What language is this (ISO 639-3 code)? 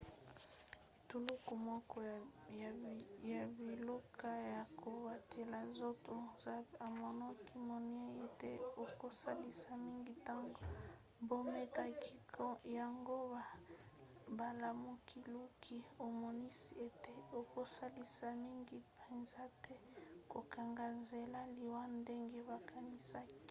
lin